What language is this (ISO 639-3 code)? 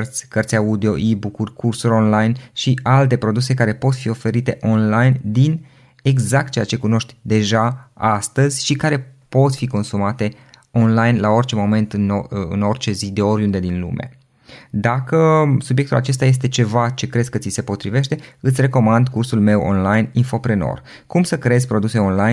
ron